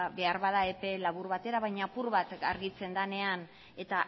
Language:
Basque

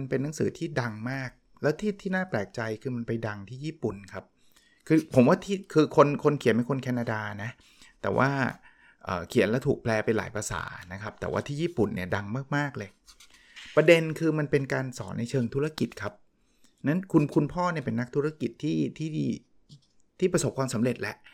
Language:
Thai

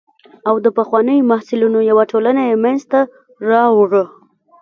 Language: Pashto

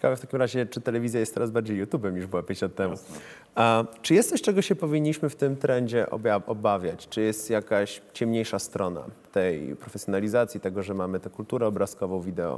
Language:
Polish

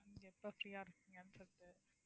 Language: Tamil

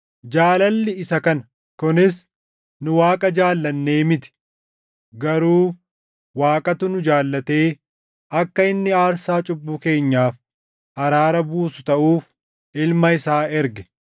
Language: Oromo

